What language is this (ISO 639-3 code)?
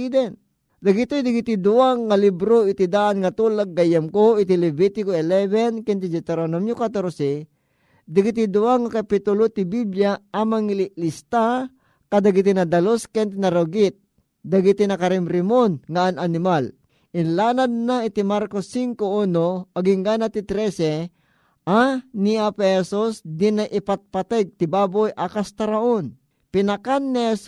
fil